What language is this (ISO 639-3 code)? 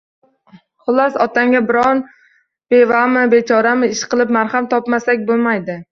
uzb